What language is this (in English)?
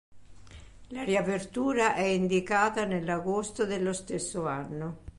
Italian